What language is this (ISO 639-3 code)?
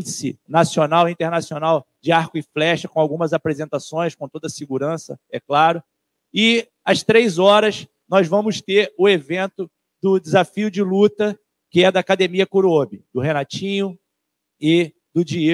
por